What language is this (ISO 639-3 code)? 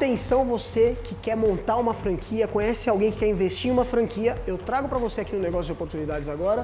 por